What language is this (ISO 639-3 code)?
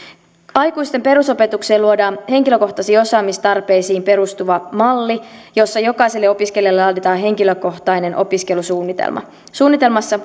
fin